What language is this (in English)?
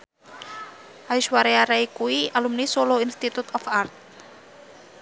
Javanese